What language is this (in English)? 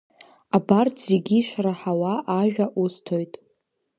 Abkhazian